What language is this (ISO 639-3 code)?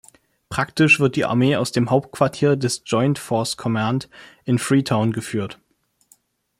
deu